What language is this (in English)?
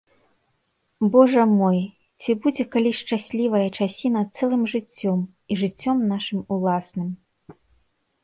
Belarusian